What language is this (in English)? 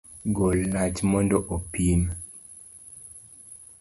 Luo (Kenya and Tanzania)